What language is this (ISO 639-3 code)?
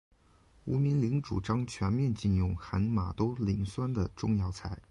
zho